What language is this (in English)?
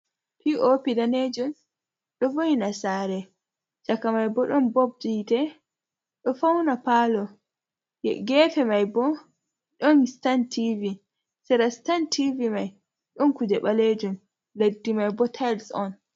Fula